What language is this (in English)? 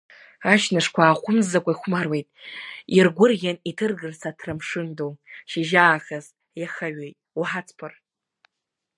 Abkhazian